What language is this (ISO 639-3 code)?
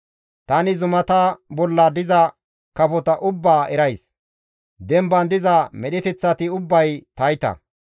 gmv